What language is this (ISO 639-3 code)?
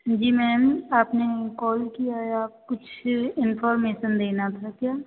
hin